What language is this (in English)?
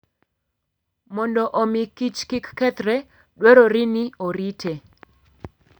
Luo (Kenya and Tanzania)